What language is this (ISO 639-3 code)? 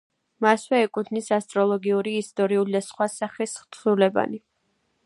kat